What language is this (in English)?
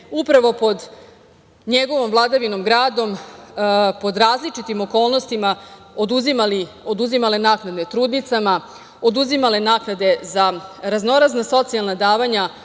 Serbian